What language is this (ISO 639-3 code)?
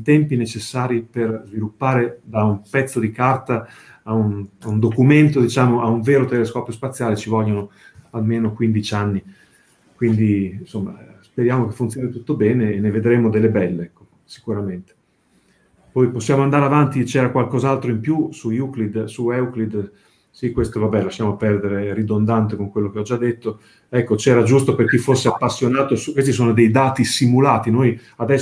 ita